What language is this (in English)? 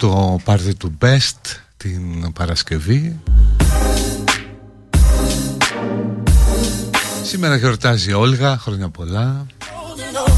Greek